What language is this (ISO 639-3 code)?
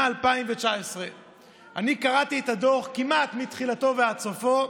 heb